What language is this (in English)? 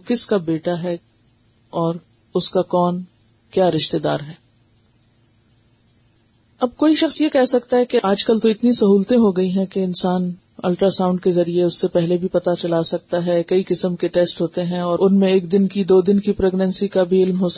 Urdu